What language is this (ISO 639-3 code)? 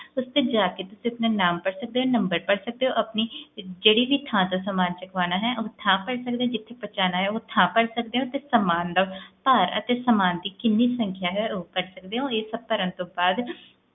pan